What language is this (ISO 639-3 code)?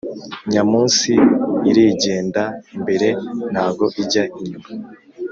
kin